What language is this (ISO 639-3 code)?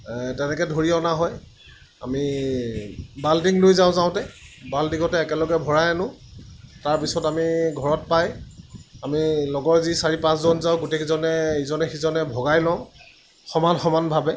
asm